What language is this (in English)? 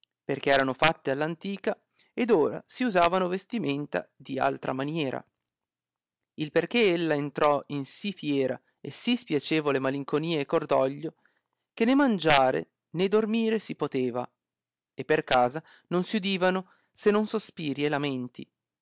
Italian